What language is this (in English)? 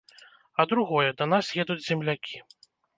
Belarusian